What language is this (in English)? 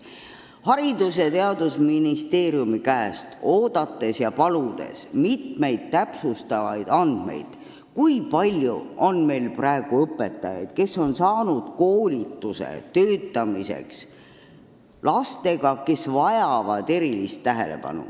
Estonian